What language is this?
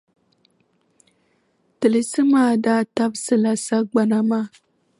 Dagbani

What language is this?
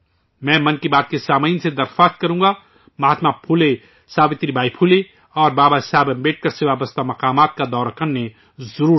Urdu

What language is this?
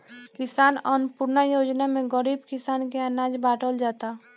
Bhojpuri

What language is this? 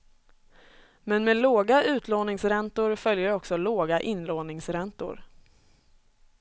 Swedish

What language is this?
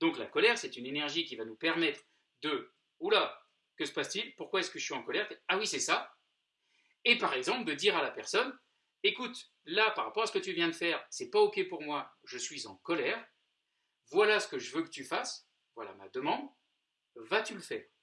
French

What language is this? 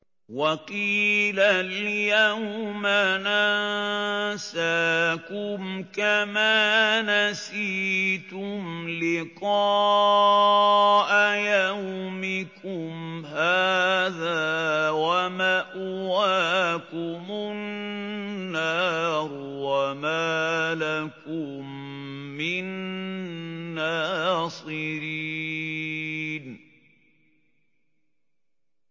Arabic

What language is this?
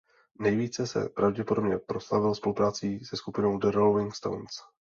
Czech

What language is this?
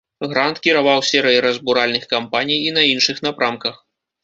Belarusian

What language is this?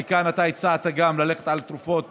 Hebrew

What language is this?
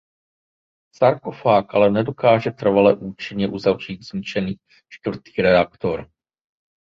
Czech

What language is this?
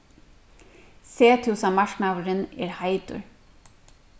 Faroese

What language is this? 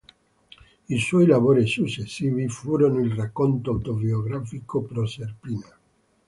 Italian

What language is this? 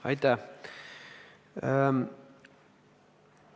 Estonian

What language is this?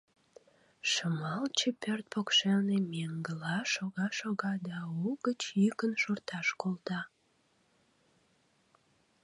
Mari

